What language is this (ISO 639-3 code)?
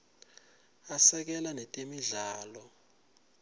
ssw